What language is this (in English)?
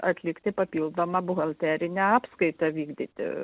Lithuanian